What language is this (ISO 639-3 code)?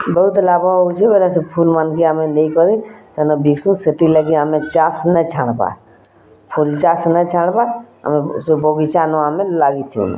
ori